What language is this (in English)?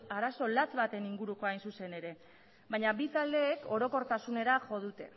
Basque